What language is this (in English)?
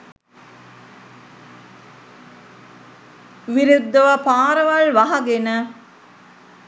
Sinhala